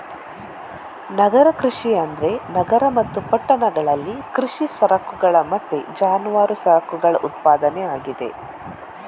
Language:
Kannada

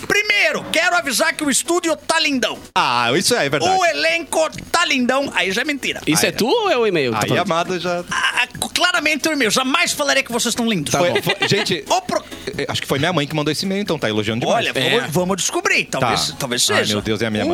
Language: Portuguese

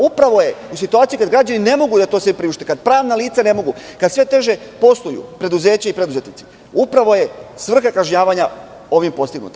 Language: Serbian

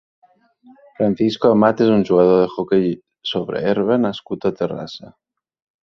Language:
Catalan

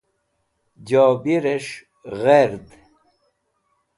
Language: Wakhi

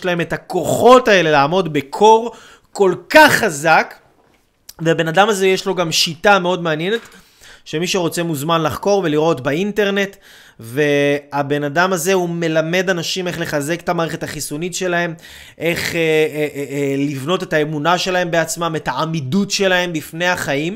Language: Hebrew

